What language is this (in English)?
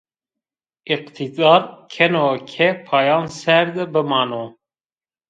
Zaza